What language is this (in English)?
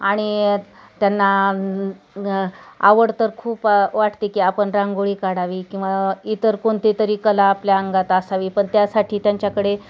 Marathi